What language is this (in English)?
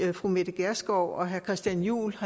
Danish